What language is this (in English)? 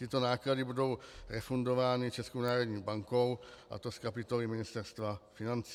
Czech